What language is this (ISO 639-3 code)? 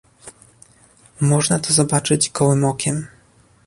pol